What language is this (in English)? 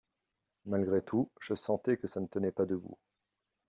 French